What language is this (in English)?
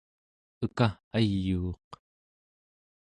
Central Yupik